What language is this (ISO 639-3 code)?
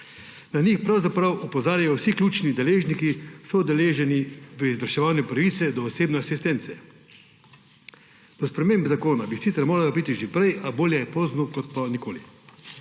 slv